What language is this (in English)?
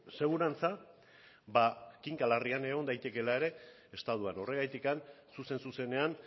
Basque